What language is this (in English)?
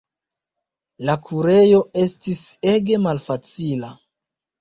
Esperanto